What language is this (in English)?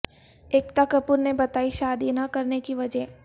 Urdu